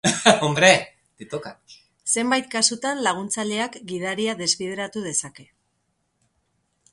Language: Basque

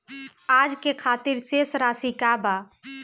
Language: Bhojpuri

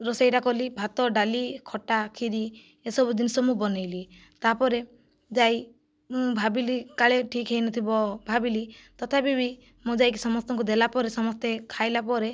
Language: Odia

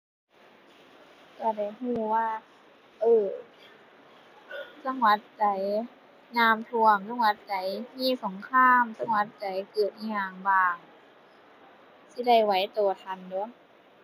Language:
Thai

